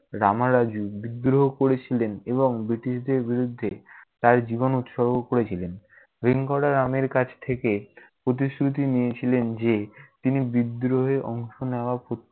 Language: Bangla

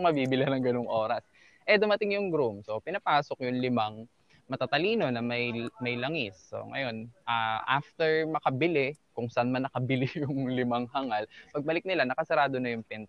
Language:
Filipino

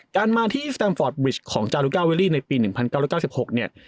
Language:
Thai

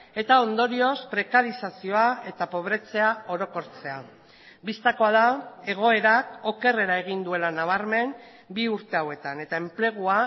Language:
Basque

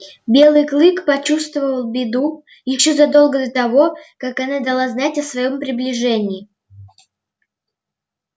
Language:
Russian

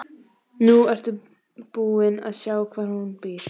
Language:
Icelandic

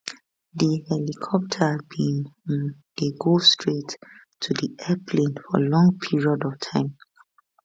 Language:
Nigerian Pidgin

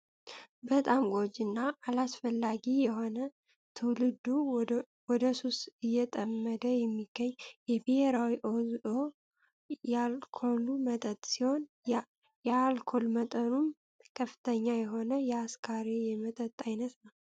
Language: Amharic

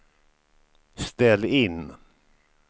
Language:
Swedish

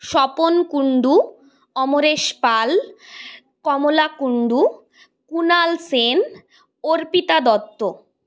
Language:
Bangla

